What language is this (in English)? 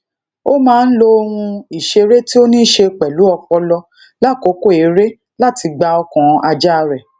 Yoruba